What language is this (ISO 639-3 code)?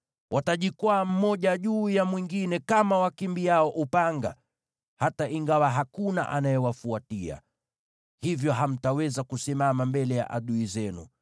swa